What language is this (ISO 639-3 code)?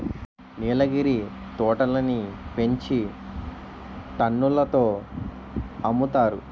tel